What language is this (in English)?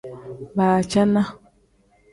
Tem